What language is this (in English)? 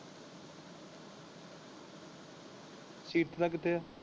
Punjabi